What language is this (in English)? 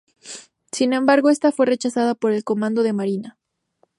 Spanish